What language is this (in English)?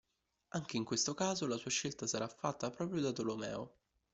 Italian